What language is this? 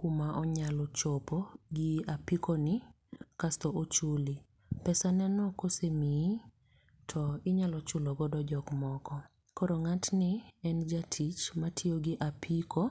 Luo (Kenya and Tanzania)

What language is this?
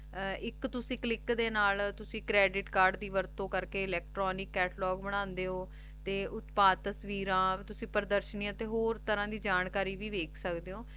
Punjabi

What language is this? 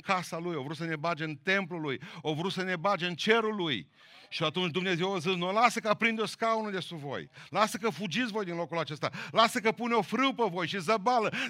Romanian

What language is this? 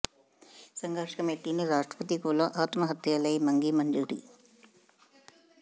Punjabi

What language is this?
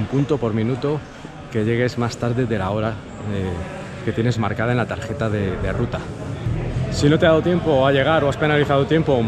Spanish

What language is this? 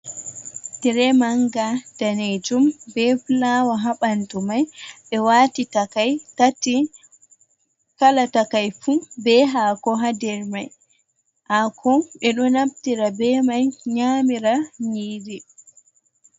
Fula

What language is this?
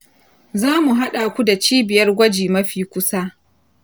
Hausa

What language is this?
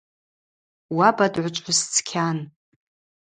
Abaza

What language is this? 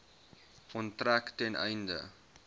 Afrikaans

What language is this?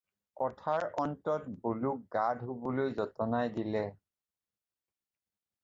Assamese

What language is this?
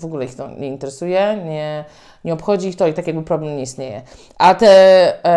Polish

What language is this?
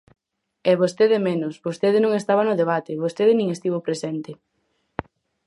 Galician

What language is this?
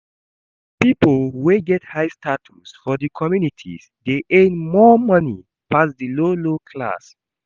Nigerian Pidgin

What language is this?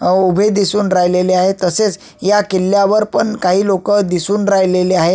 Marathi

